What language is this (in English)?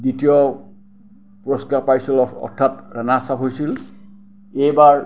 Assamese